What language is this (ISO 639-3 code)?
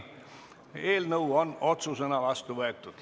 est